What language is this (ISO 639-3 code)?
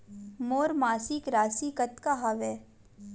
hne